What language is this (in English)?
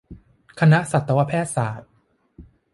Thai